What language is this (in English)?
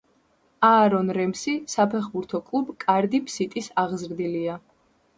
Georgian